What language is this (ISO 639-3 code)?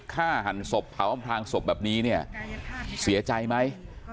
tha